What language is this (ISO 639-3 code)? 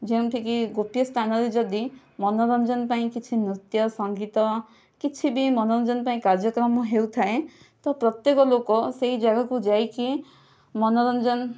ori